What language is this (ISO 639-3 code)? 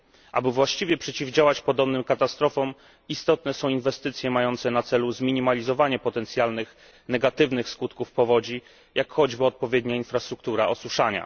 pol